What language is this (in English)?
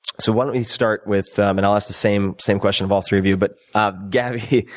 English